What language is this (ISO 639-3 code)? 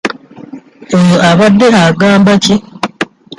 lug